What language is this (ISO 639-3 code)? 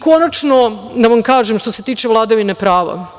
srp